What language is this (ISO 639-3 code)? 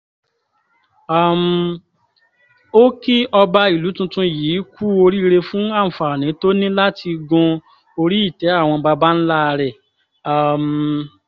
yor